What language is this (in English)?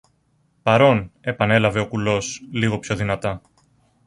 Greek